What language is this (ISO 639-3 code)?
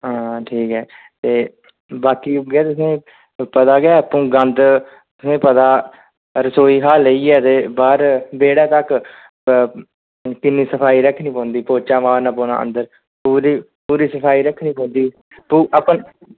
doi